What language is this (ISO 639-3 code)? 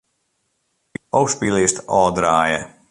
fry